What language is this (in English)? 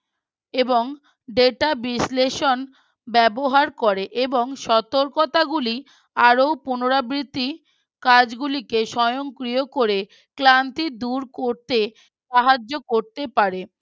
Bangla